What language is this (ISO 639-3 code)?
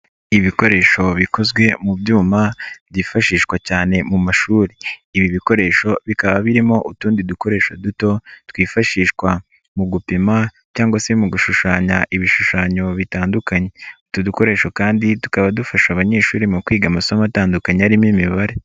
kin